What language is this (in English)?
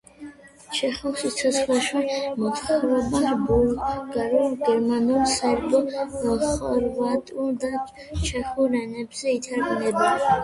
Georgian